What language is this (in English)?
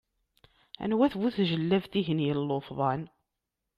Kabyle